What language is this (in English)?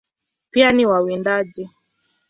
Swahili